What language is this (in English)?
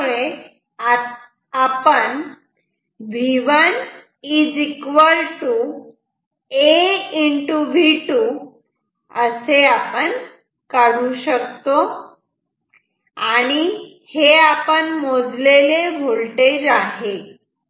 Marathi